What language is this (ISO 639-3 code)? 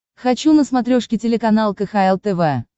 rus